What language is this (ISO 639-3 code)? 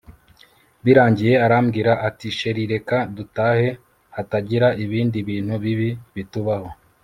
kin